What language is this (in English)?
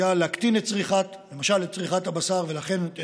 Hebrew